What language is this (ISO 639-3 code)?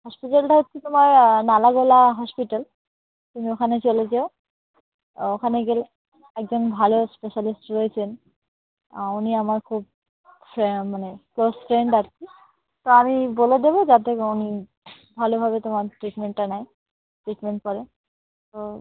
ben